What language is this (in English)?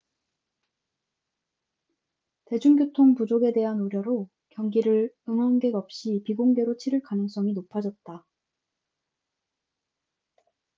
Korean